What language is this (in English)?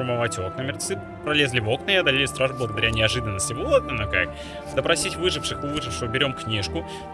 Russian